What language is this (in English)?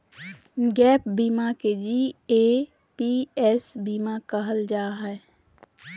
Magahi